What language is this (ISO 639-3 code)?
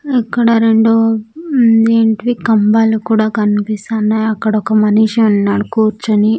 tel